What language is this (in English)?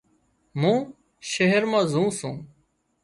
Wadiyara Koli